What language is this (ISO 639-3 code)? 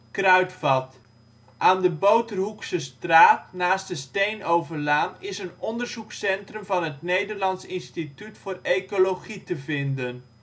nld